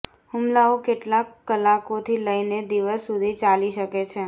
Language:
Gujarati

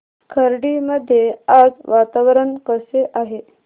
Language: Marathi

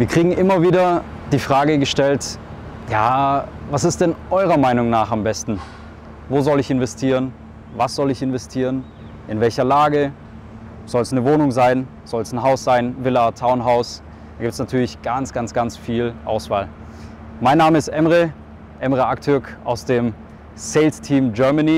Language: German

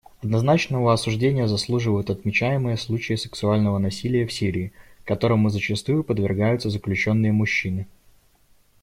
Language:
Russian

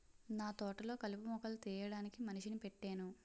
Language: Telugu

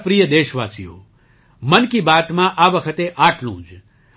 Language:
Gujarati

